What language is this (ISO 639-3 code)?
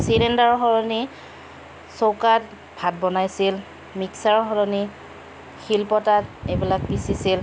asm